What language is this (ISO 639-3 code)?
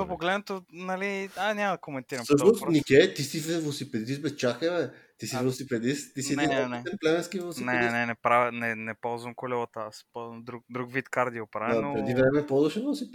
bul